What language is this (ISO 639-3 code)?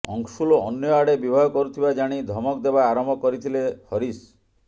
ori